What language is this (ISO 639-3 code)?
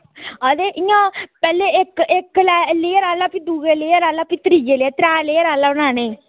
doi